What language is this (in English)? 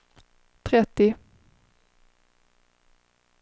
Swedish